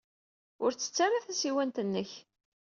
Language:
Kabyle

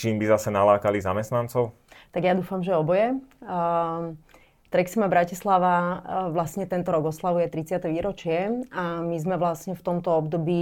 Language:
Slovak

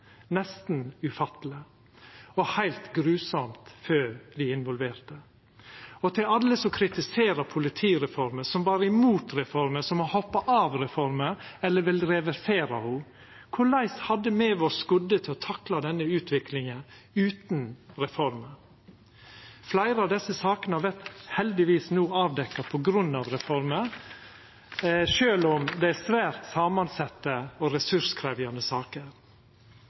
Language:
Norwegian Nynorsk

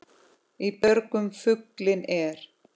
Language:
Icelandic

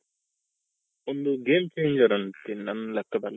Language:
Kannada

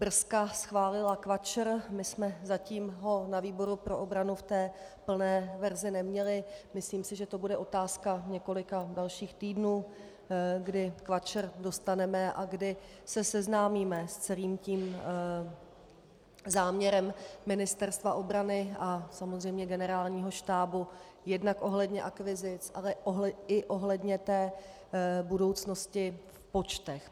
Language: Czech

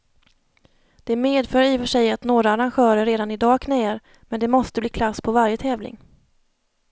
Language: Swedish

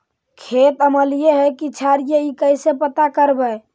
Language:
Magahi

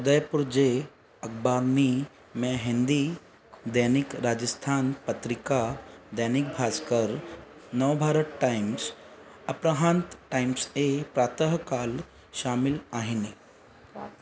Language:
Sindhi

